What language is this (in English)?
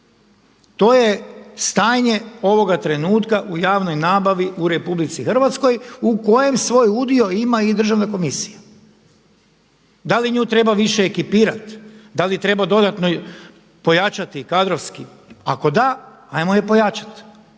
Croatian